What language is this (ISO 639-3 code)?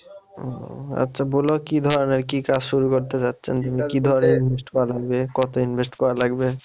ben